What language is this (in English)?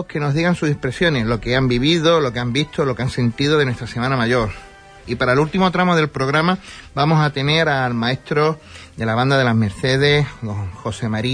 Spanish